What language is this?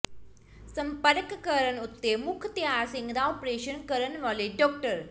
Punjabi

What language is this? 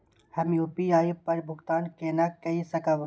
Maithili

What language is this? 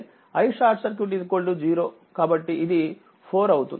Telugu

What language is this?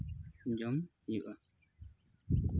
Santali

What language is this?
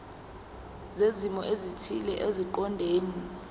Zulu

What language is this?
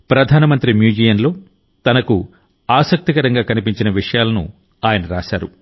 Telugu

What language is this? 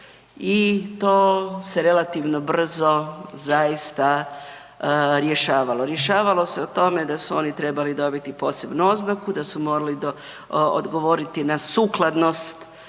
Croatian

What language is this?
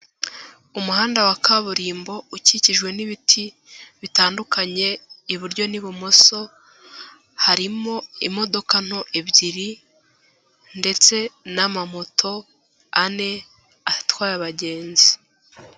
Kinyarwanda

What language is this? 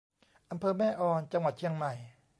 Thai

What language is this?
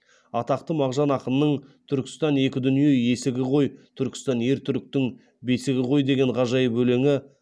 Kazakh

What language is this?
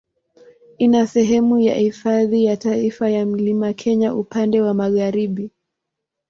Swahili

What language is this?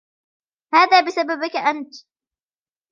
Arabic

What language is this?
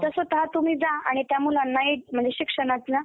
Marathi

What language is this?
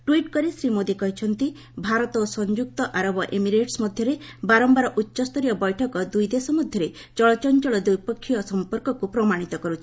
Odia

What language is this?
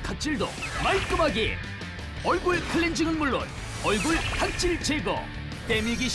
Korean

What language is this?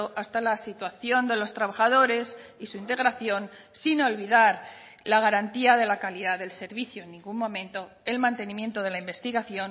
Spanish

